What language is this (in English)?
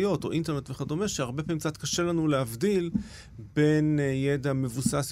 Hebrew